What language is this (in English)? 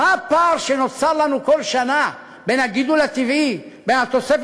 Hebrew